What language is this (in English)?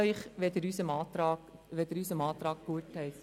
Swiss German